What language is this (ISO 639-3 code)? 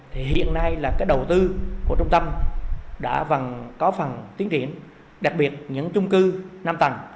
vie